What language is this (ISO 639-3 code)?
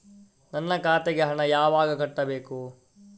kan